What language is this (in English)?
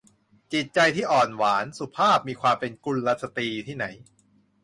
Thai